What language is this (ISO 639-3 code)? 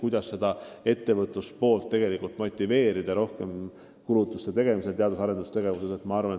est